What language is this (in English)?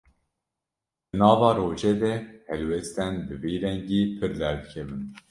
Kurdish